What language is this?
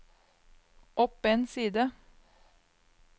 Norwegian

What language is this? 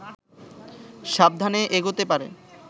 Bangla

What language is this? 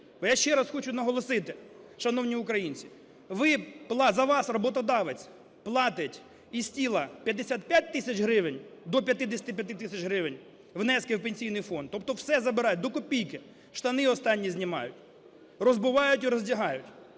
Ukrainian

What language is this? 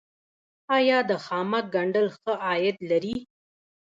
Pashto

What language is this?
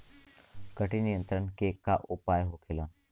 Bhojpuri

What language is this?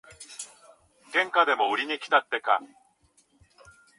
Japanese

